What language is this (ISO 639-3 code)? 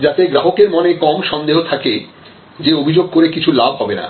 ben